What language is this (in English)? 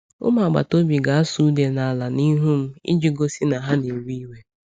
Igbo